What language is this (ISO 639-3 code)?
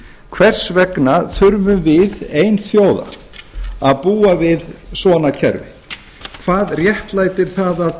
isl